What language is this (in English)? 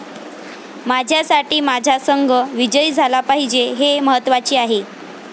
Marathi